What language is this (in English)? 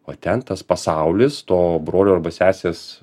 Lithuanian